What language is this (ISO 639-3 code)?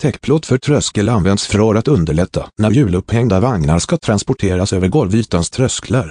swe